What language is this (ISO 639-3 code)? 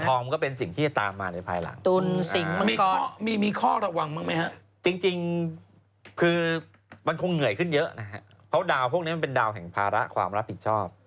tha